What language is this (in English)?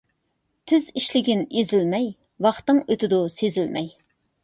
Uyghur